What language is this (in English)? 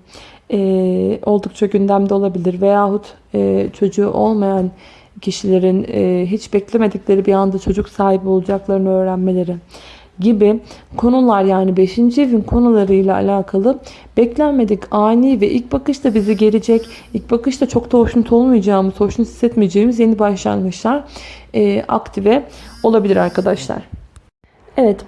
Turkish